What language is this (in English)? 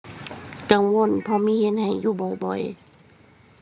Thai